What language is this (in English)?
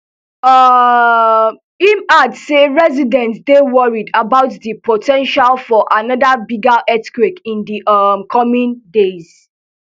Nigerian Pidgin